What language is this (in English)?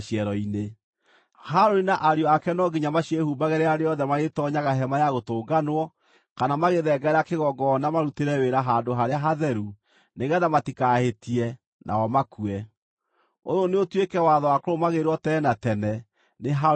Kikuyu